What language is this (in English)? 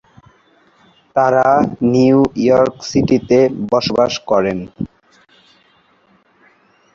Bangla